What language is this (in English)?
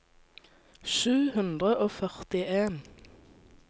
Norwegian